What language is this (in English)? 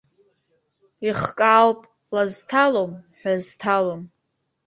Abkhazian